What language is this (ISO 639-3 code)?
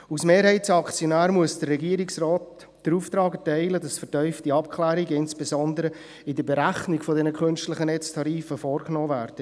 gsw